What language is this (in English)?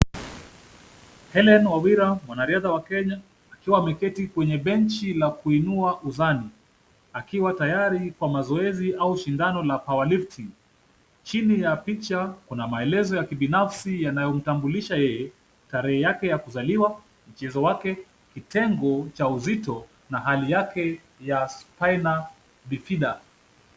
Swahili